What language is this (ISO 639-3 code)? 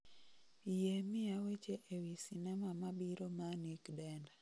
luo